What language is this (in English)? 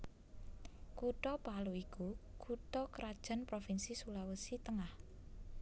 Javanese